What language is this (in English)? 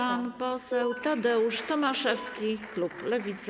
Polish